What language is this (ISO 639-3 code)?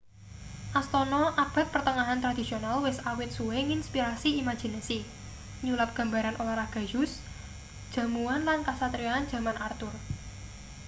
jav